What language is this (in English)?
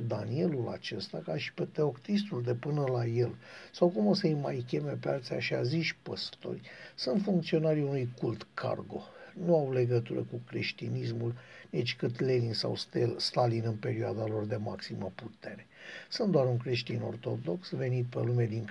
Romanian